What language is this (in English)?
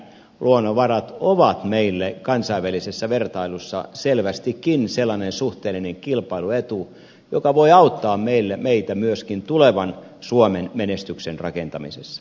Finnish